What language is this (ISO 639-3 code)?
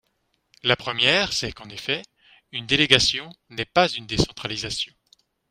fra